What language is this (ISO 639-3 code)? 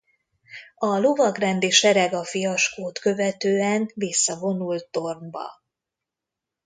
hun